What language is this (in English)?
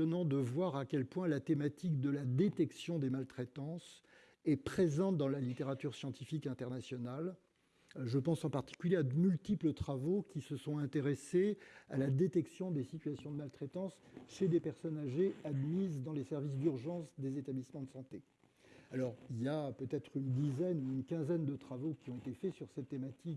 French